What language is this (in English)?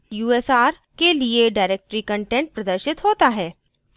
Hindi